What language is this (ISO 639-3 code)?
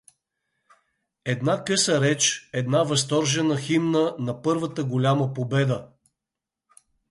bul